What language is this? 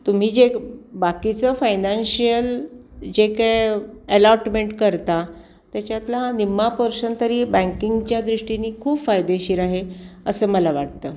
Marathi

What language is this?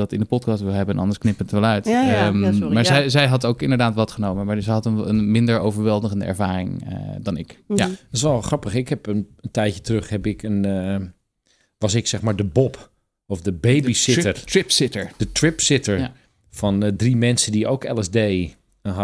Dutch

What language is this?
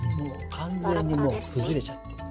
Japanese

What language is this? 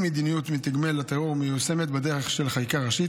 Hebrew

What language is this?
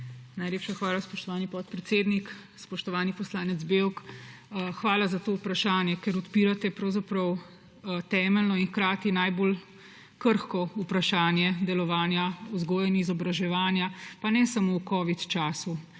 Slovenian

